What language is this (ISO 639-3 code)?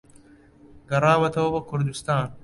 ckb